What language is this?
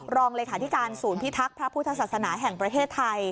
Thai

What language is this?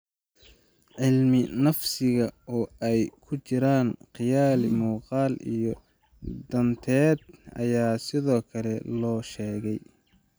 Somali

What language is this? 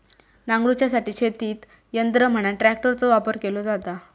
Marathi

